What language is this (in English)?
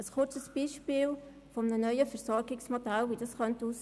Swiss German